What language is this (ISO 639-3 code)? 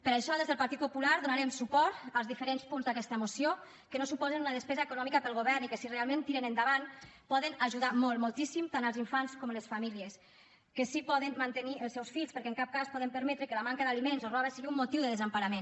cat